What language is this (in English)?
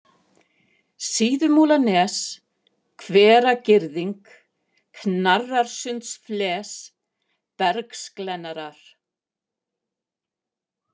Icelandic